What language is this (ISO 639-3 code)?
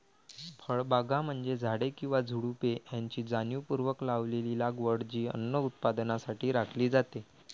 mar